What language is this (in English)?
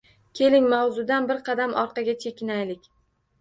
Uzbek